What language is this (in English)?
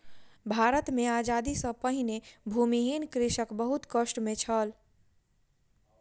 Maithili